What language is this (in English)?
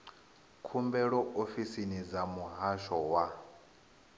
Venda